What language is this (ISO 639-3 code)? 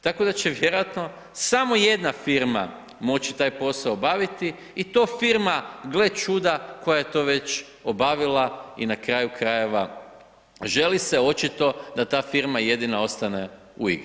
hrv